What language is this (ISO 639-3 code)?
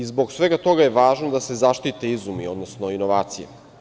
srp